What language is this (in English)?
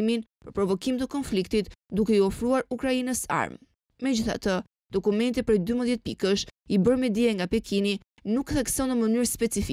Romanian